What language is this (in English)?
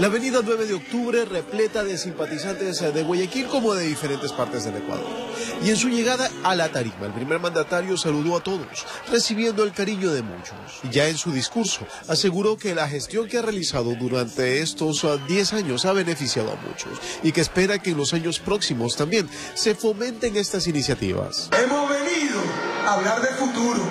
Spanish